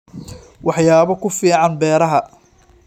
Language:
Somali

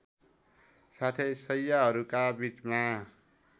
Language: Nepali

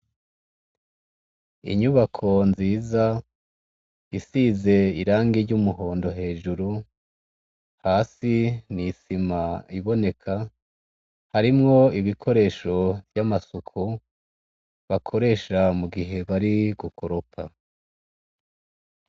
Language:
Rundi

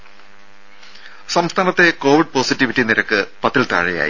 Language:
Malayalam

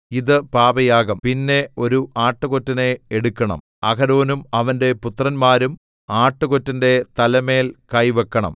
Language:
Malayalam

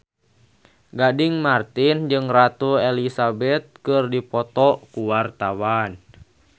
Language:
Sundanese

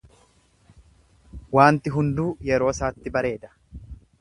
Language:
Oromo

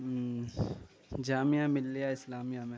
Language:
Urdu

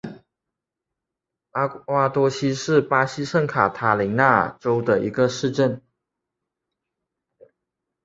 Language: Chinese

